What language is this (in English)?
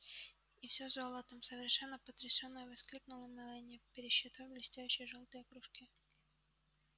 Russian